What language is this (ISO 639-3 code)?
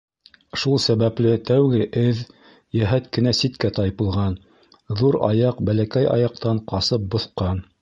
bak